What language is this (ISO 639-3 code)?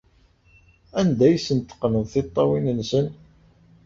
kab